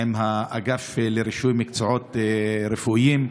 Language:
Hebrew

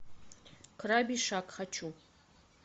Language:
Russian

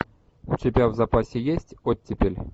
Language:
Russian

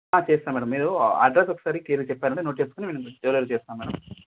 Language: Telugu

